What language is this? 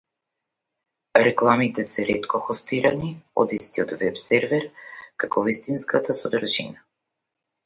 Macedonian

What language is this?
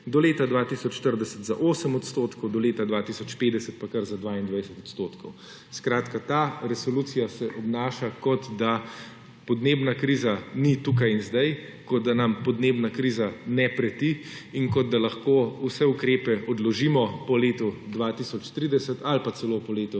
Slovenian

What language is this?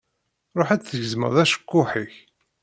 Kabyle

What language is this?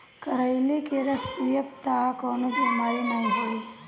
Bhojpuri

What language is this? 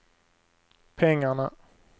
Swedish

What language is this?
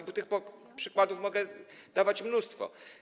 Polish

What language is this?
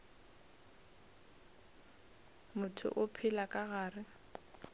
Northern Sotho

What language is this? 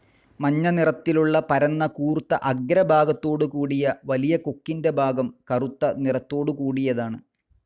Malayalam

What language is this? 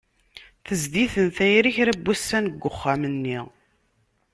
Kabyle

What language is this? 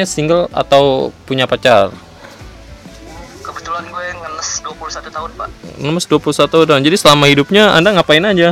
Indonesian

